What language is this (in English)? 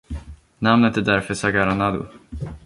Swedish